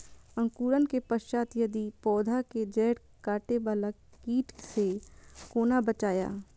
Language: Maithili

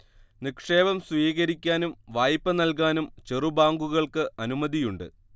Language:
Malayalam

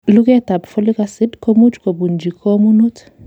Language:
Kalenjin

